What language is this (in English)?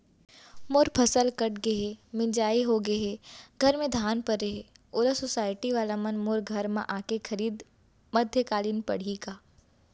Chhattisgarhi